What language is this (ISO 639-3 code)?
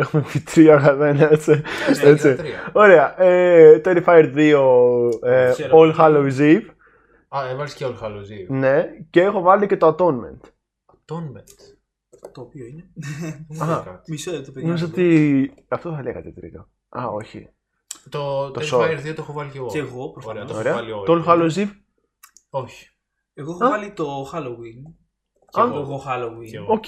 ell